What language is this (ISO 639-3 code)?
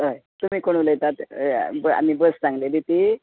kok